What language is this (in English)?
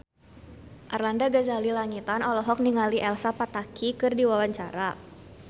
Sundanese